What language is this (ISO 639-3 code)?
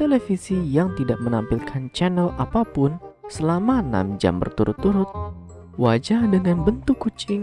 ind